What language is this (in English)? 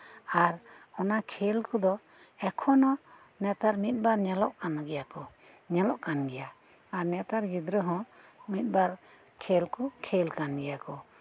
Santali